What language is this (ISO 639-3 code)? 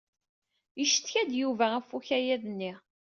kab